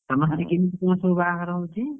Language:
Odia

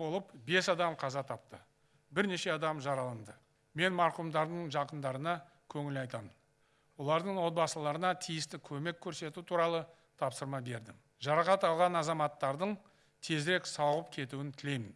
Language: Turkish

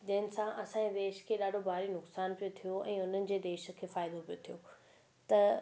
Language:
Sindhi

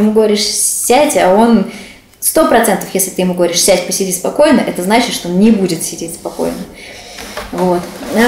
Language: Russian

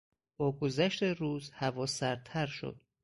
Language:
Persian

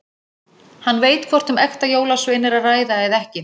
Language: Icelandic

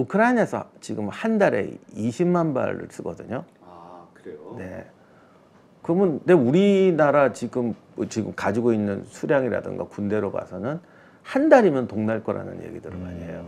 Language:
Korean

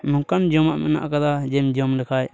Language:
Santali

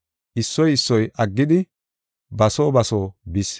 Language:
Gofa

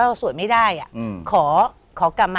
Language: Thai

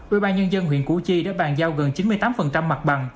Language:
Vietnamese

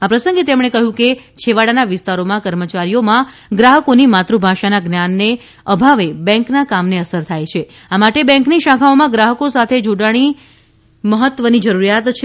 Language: Gujarati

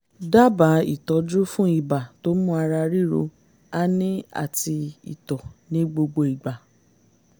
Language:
Yoruba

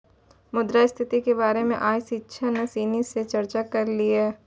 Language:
Maithili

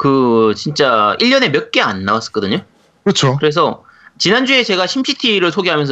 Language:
Korean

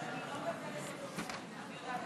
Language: Hebrew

